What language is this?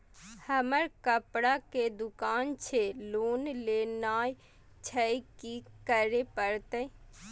Maithili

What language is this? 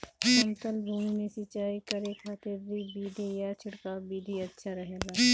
Bhojpuri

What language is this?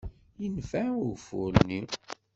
Kabyle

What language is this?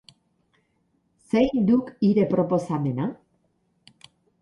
Basque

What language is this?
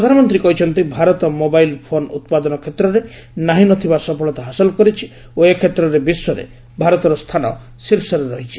Odia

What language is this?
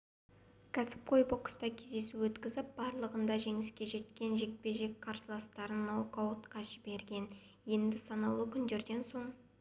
Kazakh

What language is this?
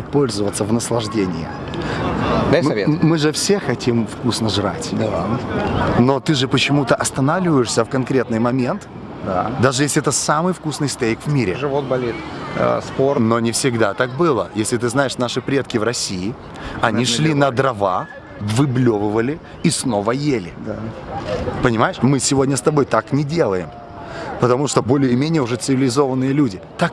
Russian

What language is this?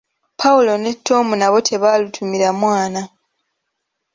Ganda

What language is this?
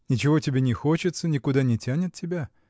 Russian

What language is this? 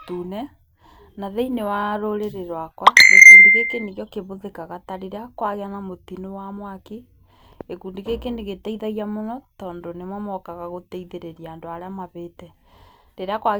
Kikuyu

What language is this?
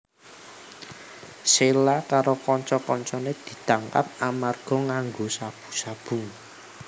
Javanese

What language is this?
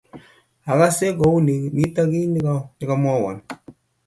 Kalenjin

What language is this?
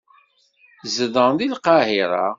Kabyle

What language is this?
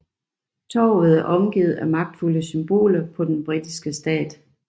Danish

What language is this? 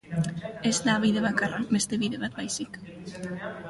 Basque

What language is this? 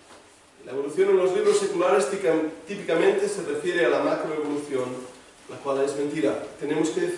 Spanish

